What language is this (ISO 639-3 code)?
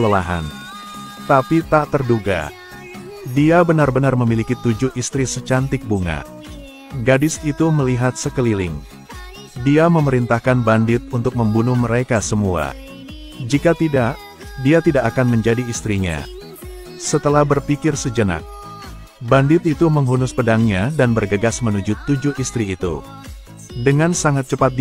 ind